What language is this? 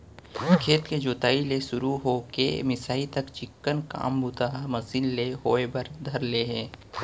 Chhattisgarhi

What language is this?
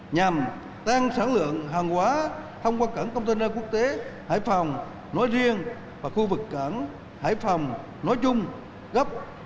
Vietnamese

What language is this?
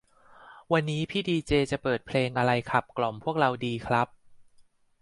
Thai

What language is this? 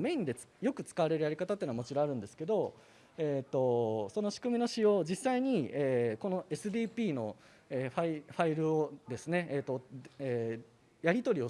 Japanese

